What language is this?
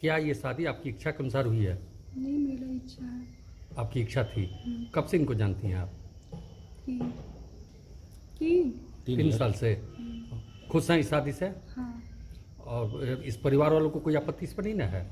Hindi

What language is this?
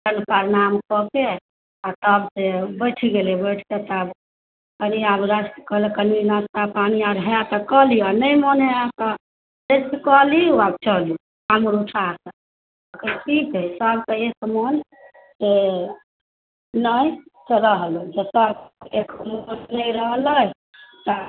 Maithili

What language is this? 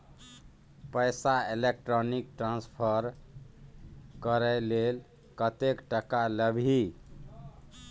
Maithili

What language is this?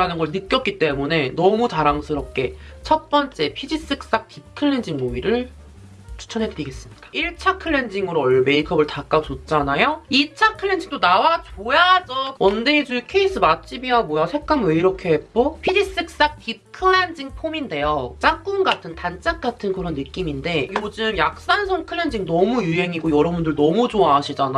Korean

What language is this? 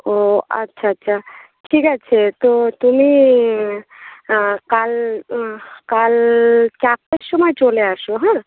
Bangla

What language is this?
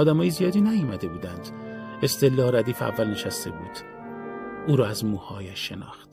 Persian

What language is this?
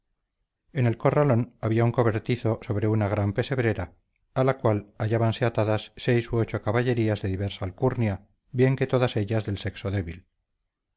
Spanish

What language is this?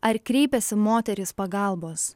Lithuanian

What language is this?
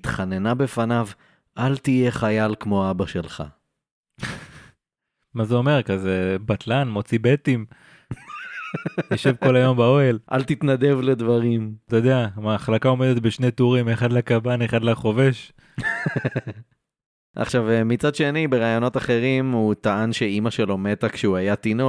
Hebrew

